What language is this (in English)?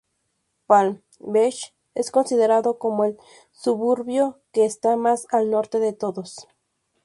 Spanish